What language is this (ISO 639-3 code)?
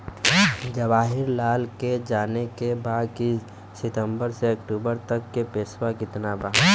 bho